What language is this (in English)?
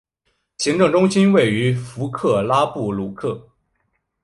Chinese